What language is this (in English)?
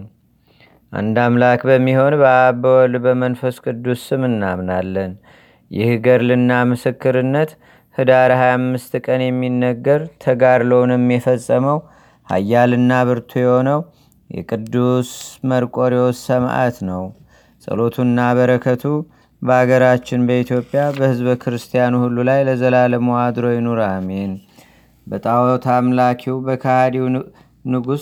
Amharic